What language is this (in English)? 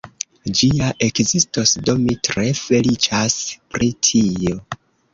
Esperanto